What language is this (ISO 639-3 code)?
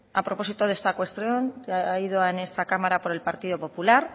spa